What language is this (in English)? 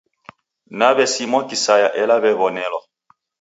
Taita